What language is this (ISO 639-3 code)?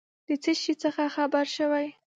pus